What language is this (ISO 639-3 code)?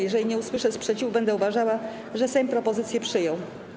pol